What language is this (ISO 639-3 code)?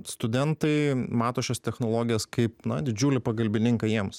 lit